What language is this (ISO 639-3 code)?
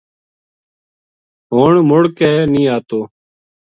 gju